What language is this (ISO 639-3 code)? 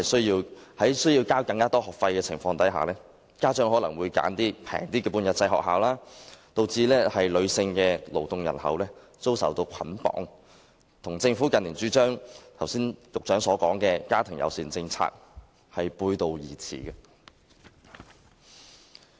yue